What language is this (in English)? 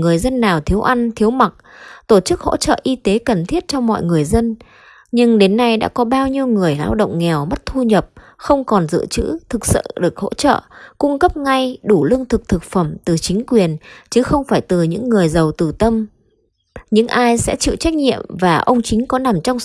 Vietnamese